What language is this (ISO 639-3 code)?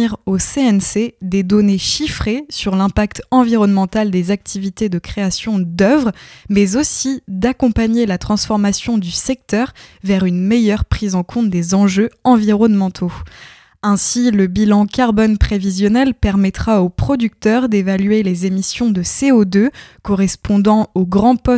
fra